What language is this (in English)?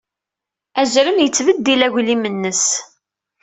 Kabyle